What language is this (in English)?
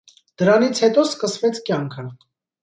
Armenian